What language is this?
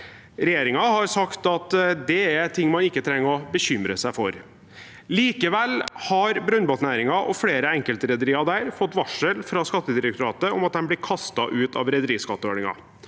Norwegian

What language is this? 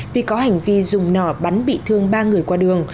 Vietnamese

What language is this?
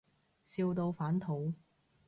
Cantonese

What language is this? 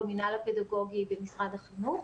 Hebrew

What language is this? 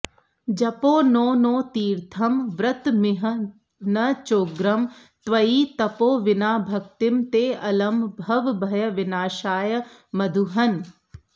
Sanskrit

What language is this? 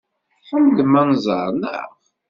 Kabyle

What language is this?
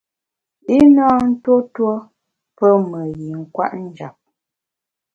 Bamun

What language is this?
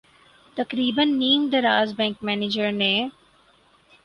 Urdu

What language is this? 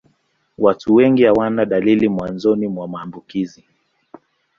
Swahili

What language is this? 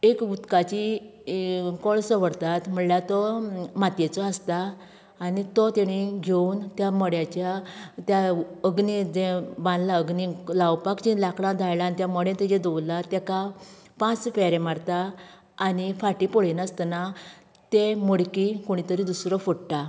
Konkani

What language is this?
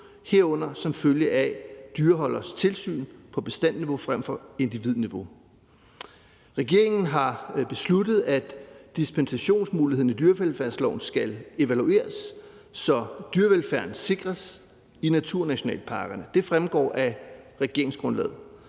Danish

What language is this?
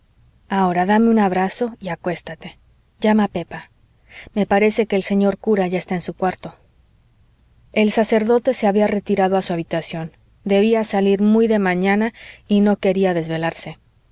Spanish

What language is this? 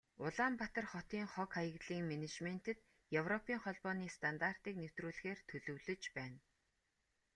Mongolian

